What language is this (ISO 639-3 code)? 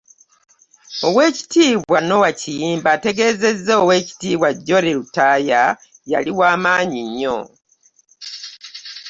lug